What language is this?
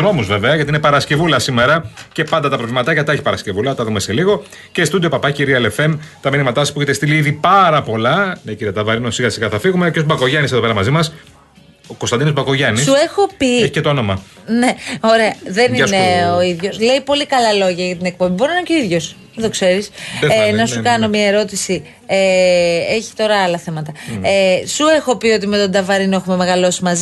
Greek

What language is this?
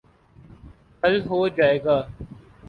Urdu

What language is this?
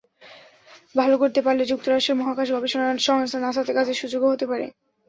Bangla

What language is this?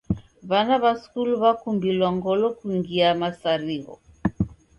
Taita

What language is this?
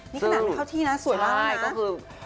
Thai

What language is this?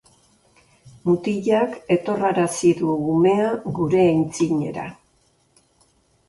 Basque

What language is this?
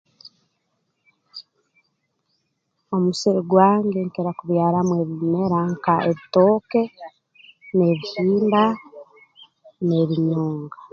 Tooro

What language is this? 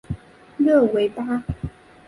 Chinese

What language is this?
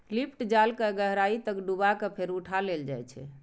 Maithili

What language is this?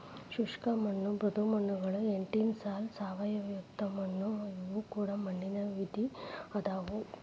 Kannada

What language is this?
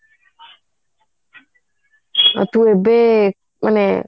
Odia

